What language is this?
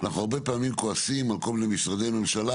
Hebrew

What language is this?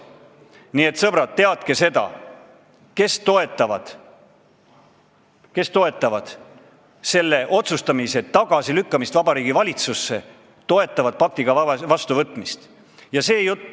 Estonian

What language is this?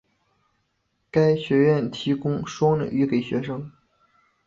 Chinese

